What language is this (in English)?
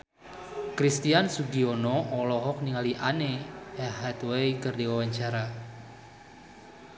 Sundanese